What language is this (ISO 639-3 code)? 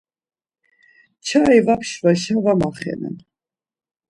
lzz